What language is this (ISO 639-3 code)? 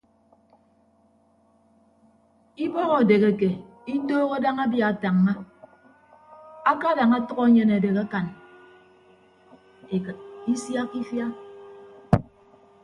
ibb